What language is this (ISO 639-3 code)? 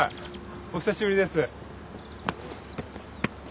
jpn